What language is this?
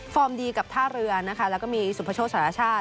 Thai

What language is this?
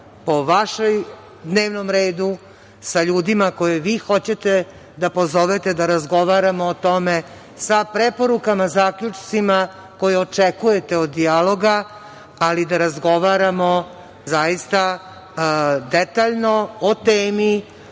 Serbian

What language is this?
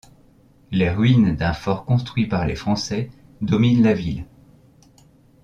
French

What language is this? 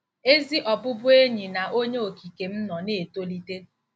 Igbo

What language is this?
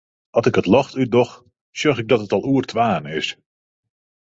Western Frisian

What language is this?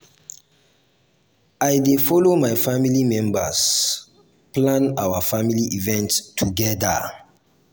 Nigerian Pidgin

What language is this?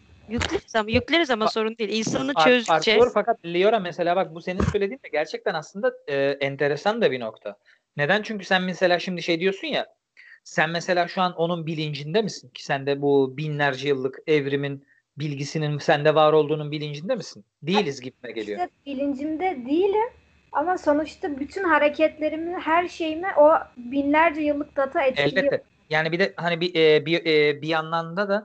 Turkish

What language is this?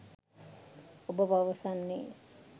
Sinhala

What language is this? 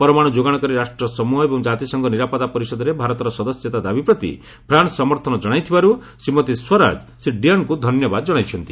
Odia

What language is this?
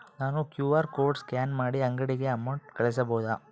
Kannada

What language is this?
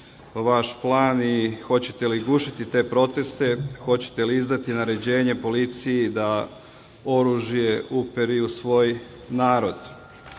Serbian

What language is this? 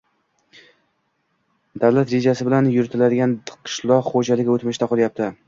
Uzbek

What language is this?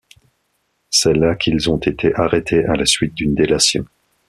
French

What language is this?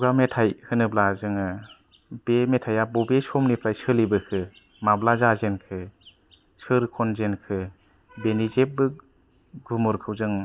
Bodo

